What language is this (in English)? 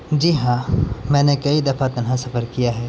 Urdu